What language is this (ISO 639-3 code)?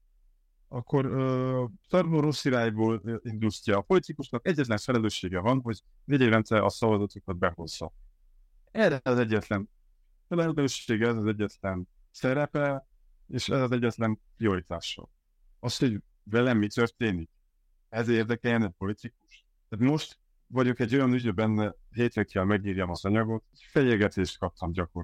hun